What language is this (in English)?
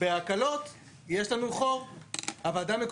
Hebrew